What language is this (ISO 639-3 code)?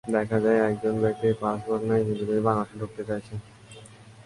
ben